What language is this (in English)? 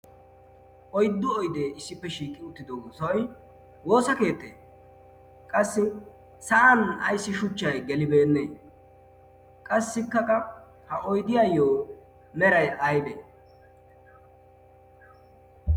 Wolaytta